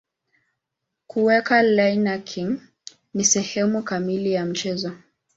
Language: Swahili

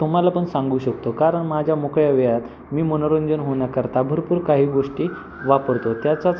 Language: Marathi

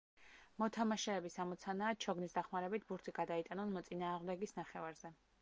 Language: Georgian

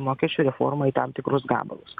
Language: Lithuanian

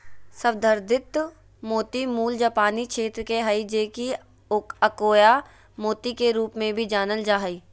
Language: Magahi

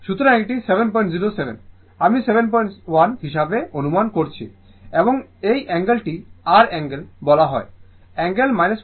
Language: Bangla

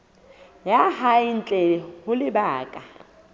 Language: Southern Sotho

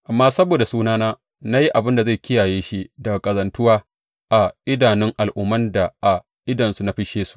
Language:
Hausa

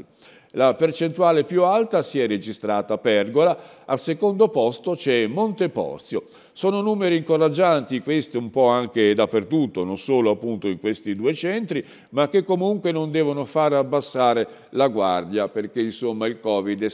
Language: Italian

